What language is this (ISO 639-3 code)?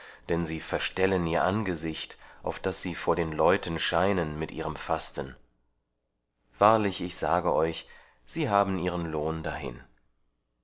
deu